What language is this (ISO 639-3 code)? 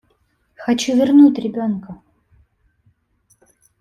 rus